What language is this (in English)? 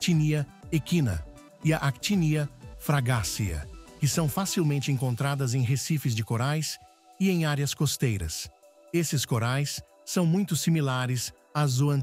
Portuguese